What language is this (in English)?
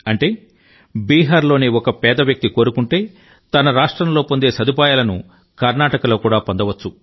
Telugu